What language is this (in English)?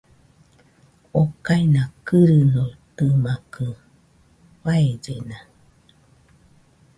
Nüpode Huitoto